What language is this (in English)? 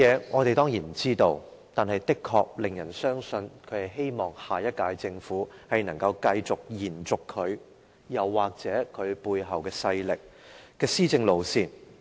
Cantonese